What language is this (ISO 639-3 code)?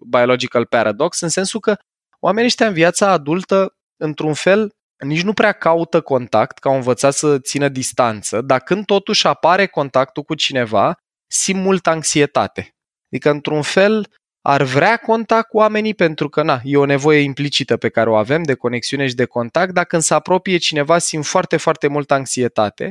ron